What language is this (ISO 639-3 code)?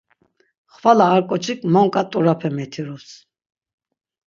lzz